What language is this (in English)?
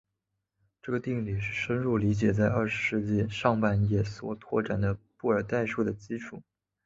Chinese